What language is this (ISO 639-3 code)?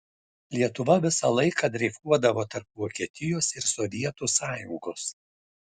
lit